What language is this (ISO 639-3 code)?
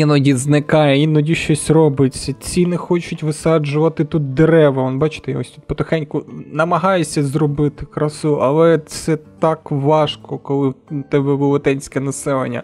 ukr